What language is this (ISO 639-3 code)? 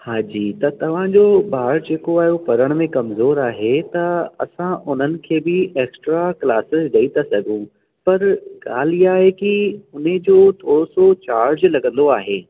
snd